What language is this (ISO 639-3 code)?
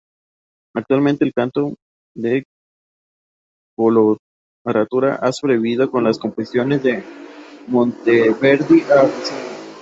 spa